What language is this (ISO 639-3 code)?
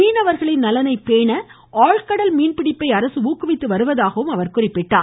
tam